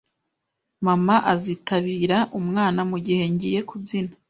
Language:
Kinyarwanda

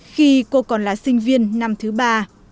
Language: Vietnamese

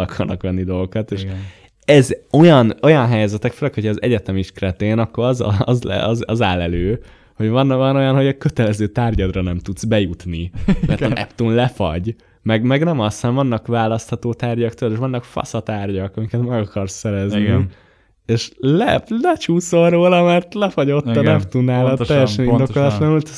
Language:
Hungarian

